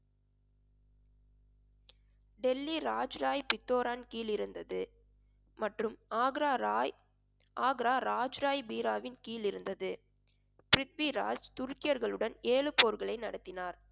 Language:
Tamil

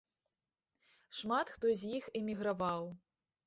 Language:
Belarusian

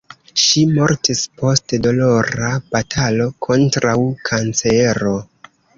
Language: Esperanto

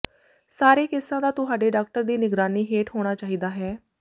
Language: Punjabi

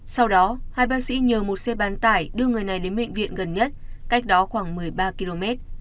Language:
Vietnamese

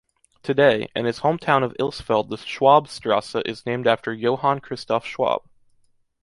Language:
English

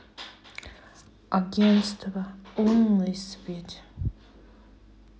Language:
Russian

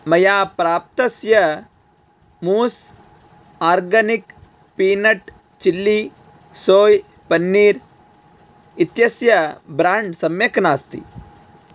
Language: Sanskrit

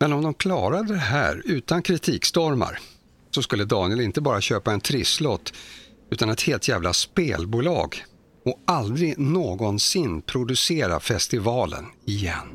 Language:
Swedish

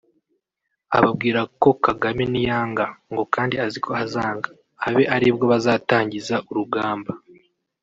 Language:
Kinyarwanda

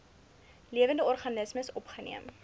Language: Afrikaans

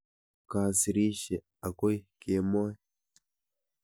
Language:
Kalenjin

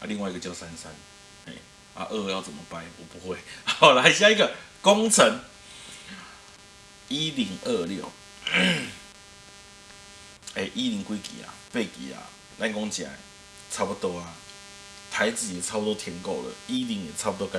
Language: Chinese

